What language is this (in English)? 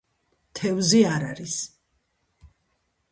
Georgian